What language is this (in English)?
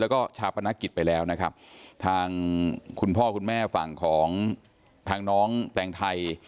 Thai